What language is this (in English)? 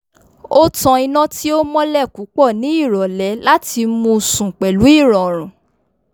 Yoruba